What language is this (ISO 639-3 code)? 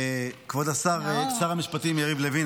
heb